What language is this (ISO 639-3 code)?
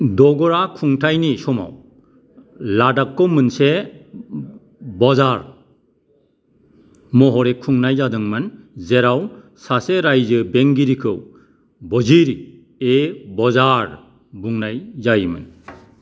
brx